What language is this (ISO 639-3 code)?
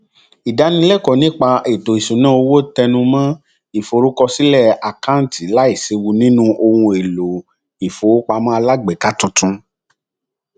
yor